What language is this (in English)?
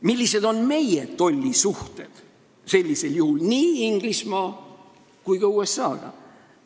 Estonian